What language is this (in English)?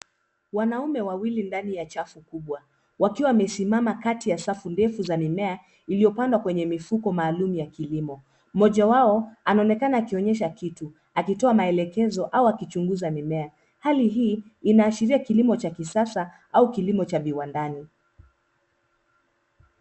Swahili